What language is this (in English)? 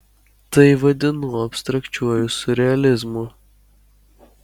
Lithuanian